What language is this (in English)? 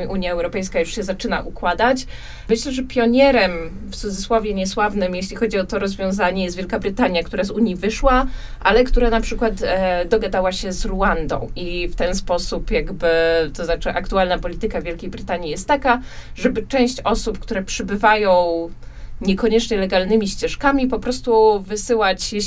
Polish